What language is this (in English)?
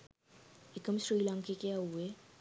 Sinhala